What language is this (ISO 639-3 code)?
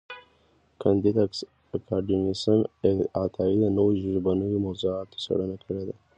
pus